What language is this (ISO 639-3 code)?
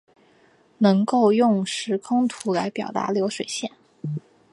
zho